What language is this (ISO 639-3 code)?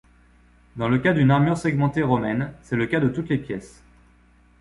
fra